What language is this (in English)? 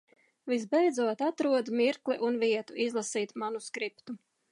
Latvian